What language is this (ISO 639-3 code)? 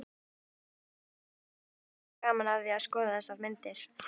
isl